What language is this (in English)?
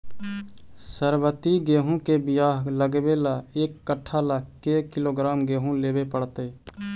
Magahi